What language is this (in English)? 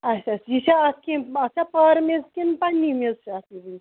Kashmiri